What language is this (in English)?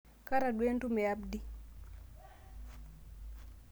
Masai